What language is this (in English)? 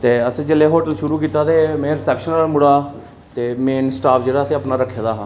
Dogri